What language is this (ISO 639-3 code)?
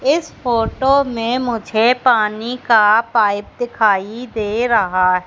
hin